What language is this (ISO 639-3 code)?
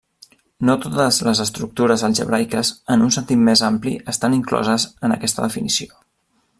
cat